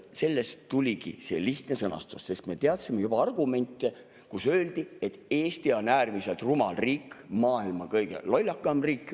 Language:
Estonian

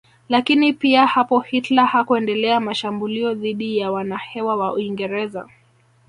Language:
Swahili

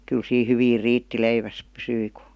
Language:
Finnish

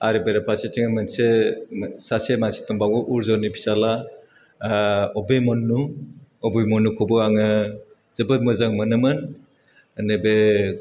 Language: Bodo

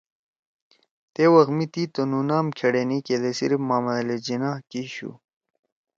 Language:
Torwali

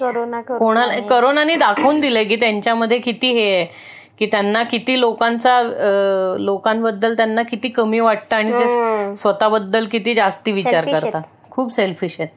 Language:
Marathi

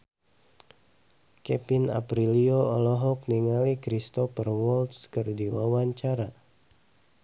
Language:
Sundanese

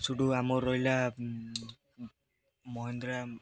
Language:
Odia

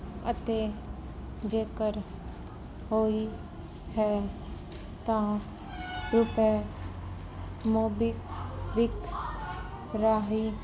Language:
Punjabi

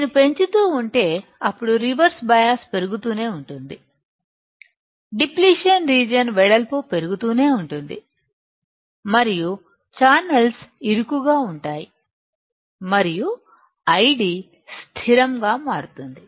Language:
Telugu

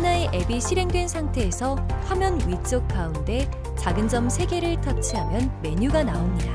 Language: Korean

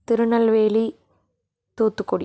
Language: Tamil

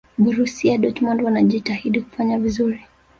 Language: Swahili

